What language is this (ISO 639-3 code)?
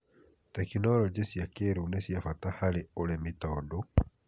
kik